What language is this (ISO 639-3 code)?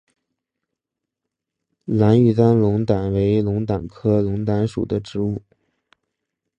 zho